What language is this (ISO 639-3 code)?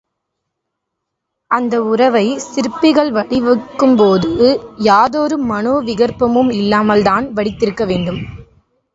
tam